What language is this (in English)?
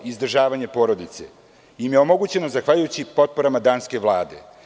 Serbian